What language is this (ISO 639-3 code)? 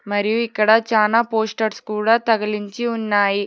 tel